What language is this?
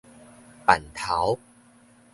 Min Nan Chinese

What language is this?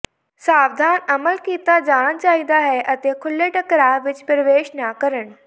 Punjabi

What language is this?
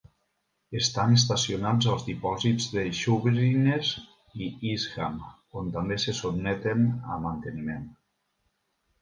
Catalan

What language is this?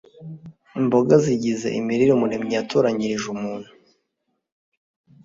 Kinyarwanda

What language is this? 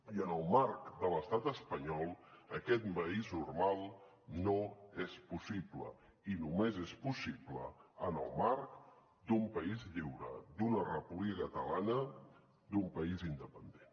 Catalan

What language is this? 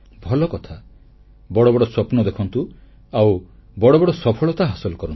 Odia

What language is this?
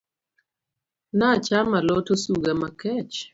Luo (Kenya and Tanzania)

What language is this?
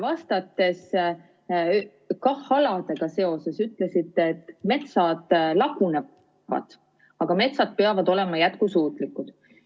Estonian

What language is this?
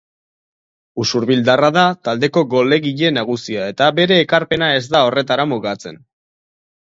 Basque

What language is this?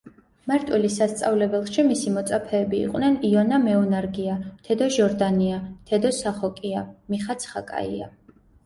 Georgian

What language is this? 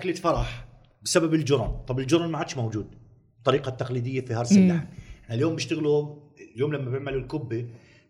Arabic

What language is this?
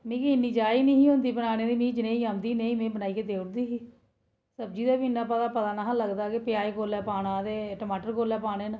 Dogri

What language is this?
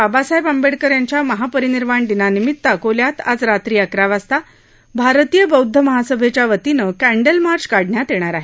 Marathi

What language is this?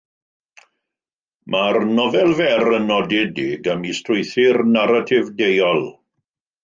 Welsh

